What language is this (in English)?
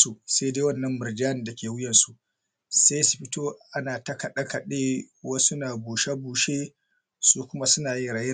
Hausa